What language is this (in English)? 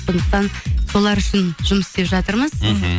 Kazakh